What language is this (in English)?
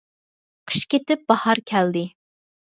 Uyghur